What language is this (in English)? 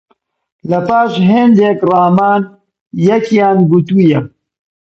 Central Kurdish